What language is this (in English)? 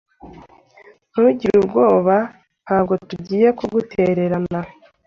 Kinyarwanda